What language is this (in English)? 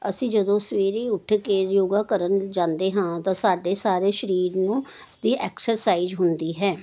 Punjabi